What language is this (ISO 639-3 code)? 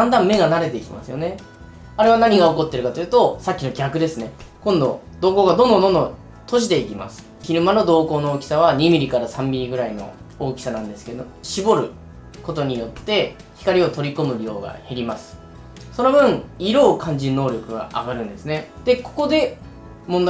jpn